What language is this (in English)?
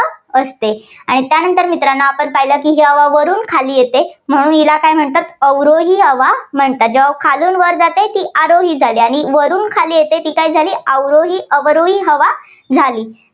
Marathi